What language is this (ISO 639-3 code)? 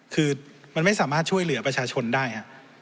tha